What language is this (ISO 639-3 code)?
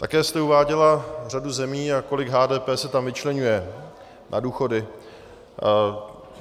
ces